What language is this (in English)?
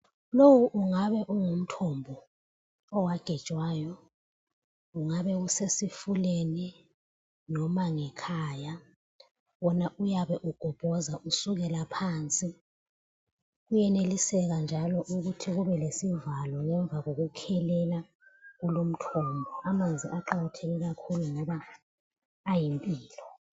North Ndebele